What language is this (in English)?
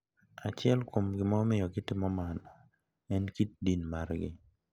Luo (Kenya and Tanzania)